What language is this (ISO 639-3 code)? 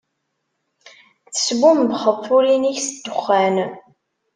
kab